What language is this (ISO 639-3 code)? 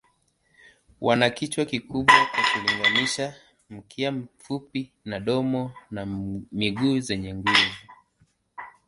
swa